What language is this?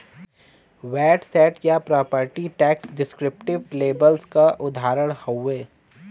Bhojpuri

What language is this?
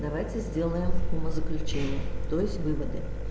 Russian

